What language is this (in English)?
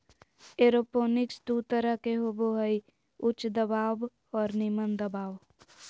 Magahi